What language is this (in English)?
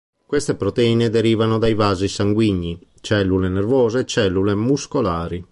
Italian